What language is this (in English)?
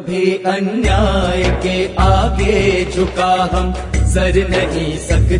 Hindi